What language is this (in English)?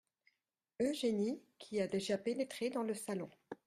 French